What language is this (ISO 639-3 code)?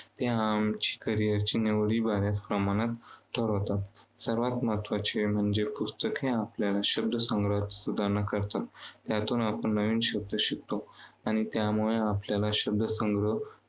mar